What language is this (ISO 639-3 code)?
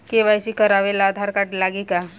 bho